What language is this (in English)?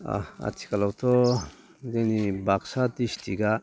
Bodo